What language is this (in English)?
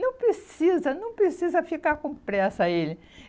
Portuguese